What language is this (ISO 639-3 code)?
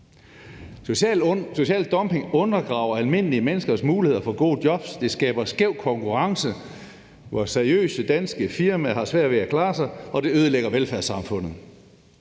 dan